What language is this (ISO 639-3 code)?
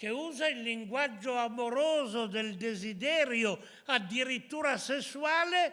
ita